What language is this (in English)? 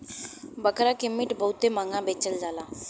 Bhojpuri